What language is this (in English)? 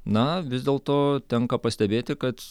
Lithuanian